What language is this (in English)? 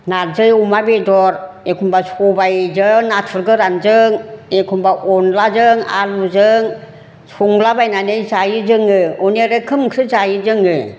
Bodo